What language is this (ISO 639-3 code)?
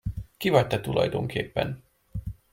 hun